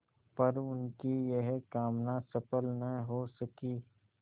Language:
Hindi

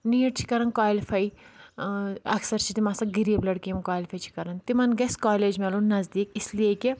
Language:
Kashmiri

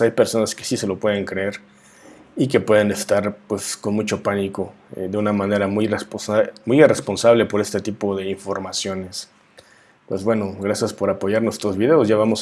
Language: Spanish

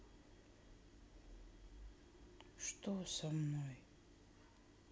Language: Russian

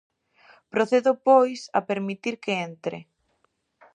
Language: Galician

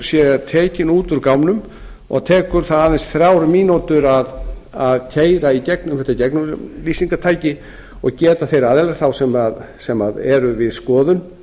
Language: Icelandic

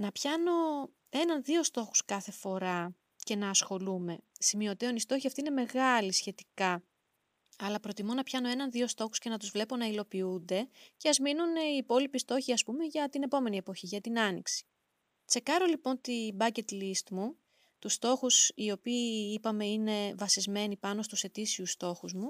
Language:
Greek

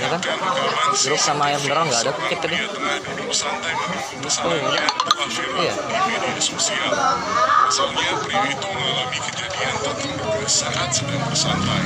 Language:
Indonesian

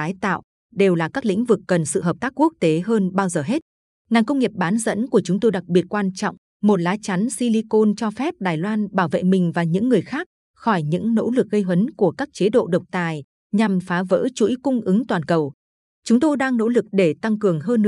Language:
Vietnamese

